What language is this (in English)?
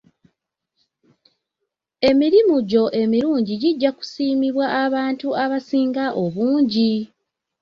Ganda